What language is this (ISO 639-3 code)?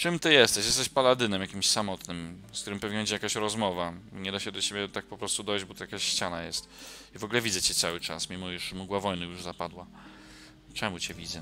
pol